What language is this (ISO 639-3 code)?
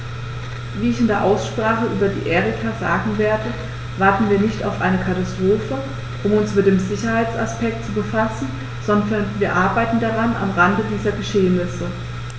deu